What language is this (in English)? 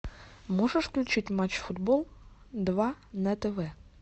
Russian